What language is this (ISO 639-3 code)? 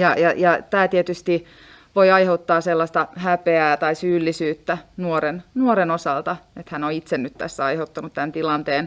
fin